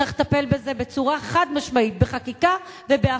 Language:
Hebrew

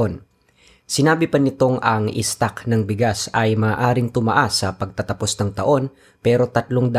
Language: Filipino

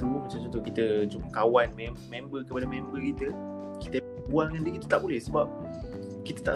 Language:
Malay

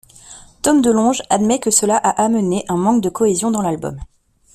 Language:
French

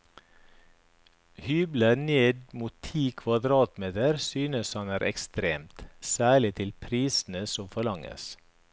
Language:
Norwegian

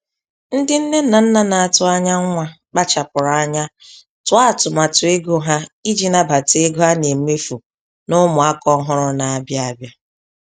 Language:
Igbo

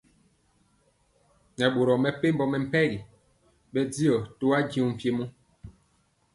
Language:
Mpiemo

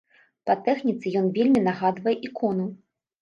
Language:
Belarusian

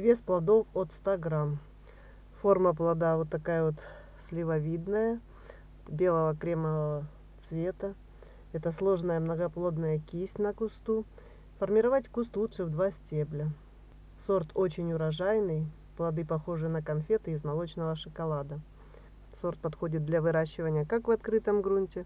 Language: Russian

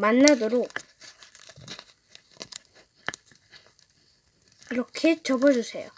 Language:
Korean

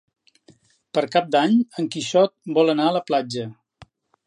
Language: Catalan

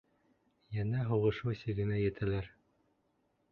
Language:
Bashkir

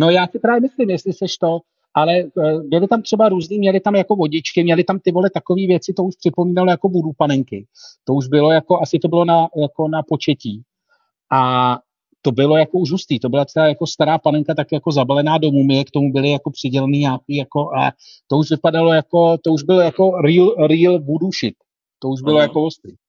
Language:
Czech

